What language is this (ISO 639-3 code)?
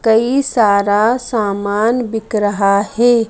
hin